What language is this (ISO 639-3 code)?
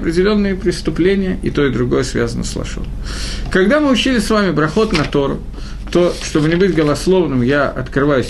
rus